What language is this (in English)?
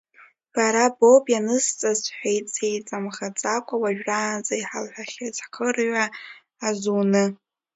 Abkhazian